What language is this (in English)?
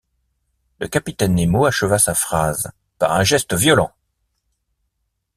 French